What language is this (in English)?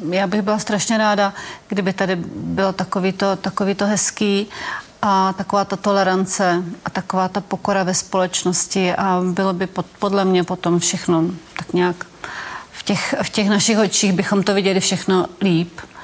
Czech